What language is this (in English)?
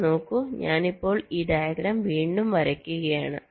Malayalam